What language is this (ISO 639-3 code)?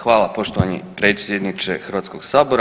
hrv